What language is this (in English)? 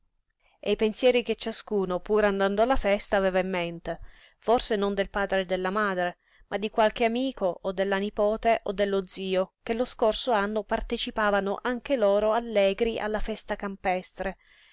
Italian